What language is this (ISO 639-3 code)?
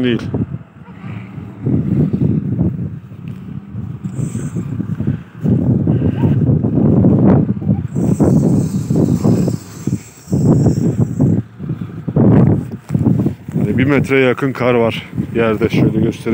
tur